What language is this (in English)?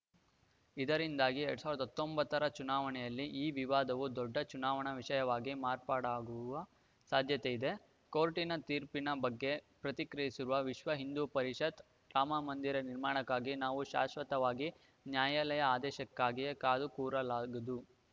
Kannada